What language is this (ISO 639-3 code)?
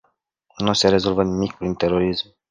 ron